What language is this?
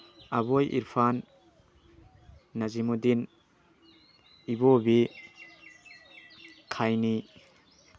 Manipuri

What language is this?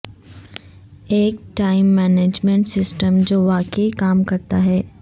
Urdu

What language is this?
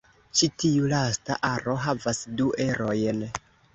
Esperanto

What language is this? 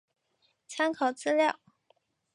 Chinese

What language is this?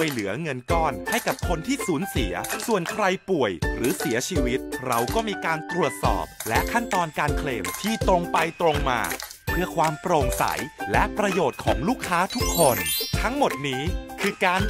Thai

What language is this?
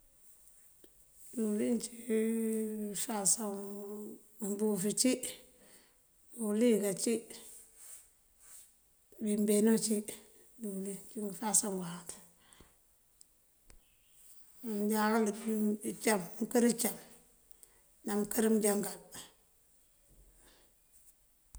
Mandjak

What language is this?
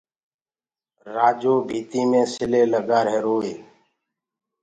Gurgula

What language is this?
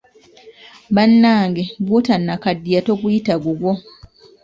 Ganda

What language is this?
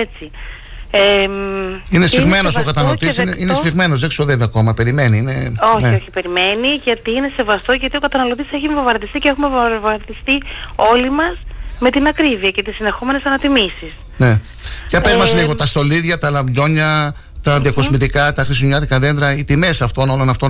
Greek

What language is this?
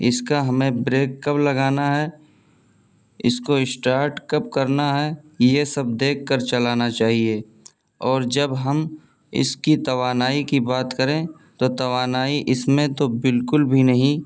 Urdu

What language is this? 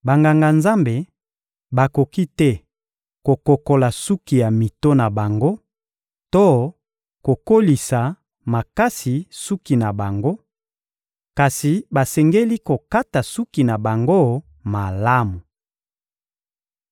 Lingala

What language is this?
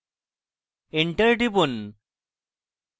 Bangla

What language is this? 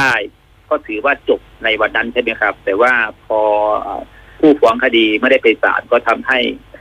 Thai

